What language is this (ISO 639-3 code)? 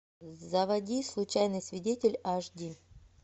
rus